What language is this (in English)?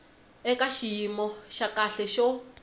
Tsonga